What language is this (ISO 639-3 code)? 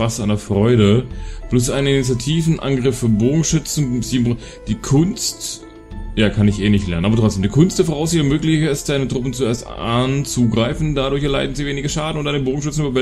deu